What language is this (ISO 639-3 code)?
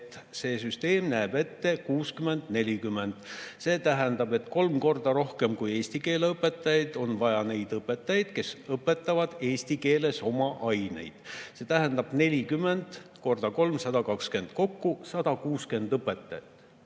est